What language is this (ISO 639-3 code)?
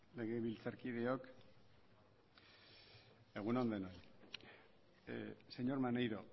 eus